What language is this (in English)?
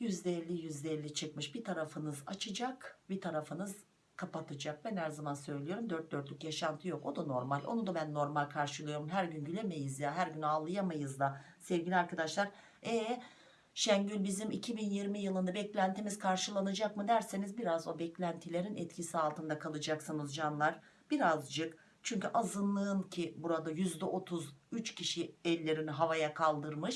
Turkish